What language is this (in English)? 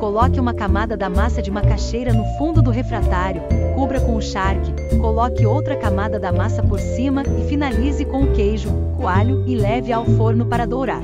Portuguese